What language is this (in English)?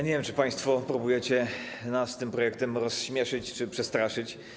Polish